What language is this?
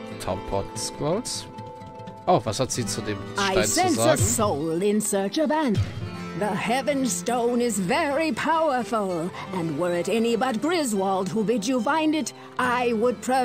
German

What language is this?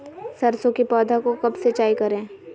Magahi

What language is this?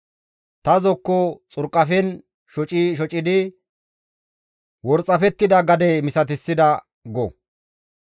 Gamo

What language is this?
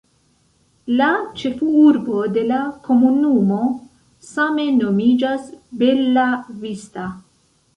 Esperanto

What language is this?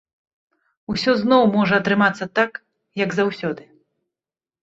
Belarusian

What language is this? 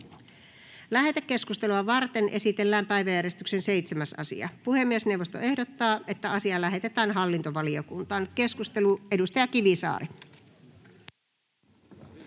Finnish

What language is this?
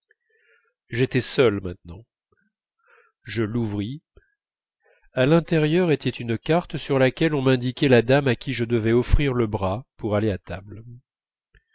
French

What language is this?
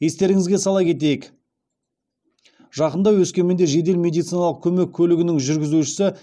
Kazakh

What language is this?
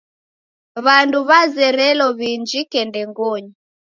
Taita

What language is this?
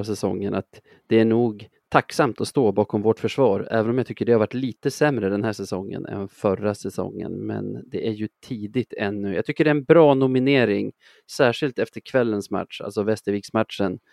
Swedish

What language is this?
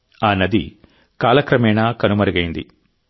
Telugu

